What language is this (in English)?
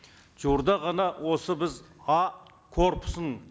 Kazakh